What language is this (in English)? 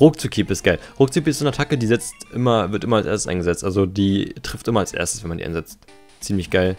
German